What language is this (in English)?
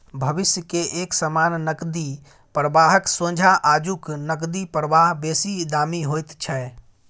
Maithili